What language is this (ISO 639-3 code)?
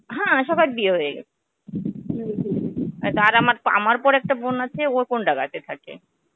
ben